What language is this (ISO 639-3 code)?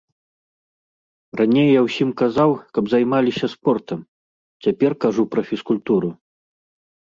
bel